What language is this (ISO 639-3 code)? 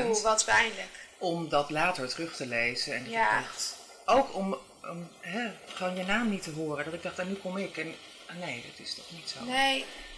nld